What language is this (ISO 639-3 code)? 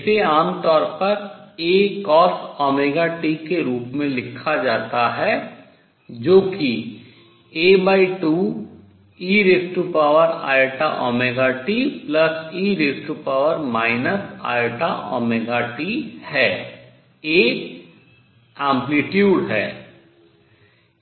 hin